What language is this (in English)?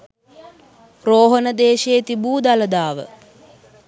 Sinhala